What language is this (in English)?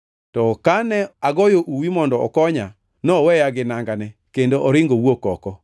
Luo (Kenya and Tanzania)